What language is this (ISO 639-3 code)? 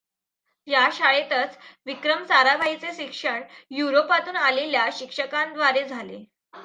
mar